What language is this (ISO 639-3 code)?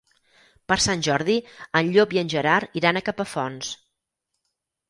cat